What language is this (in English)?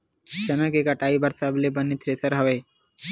Chhattisgarhi